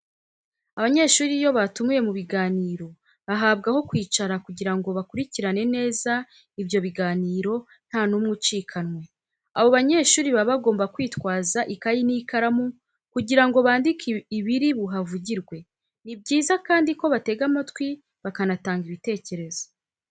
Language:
Kinyarwanda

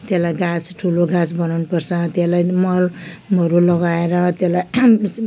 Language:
Nepali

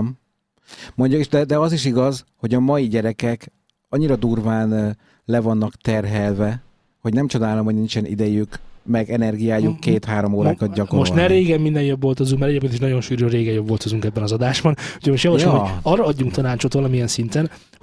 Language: Hungarian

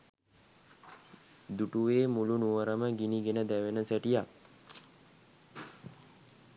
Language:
Sinhala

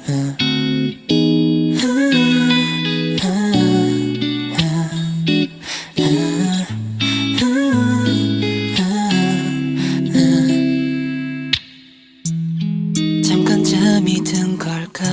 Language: Korean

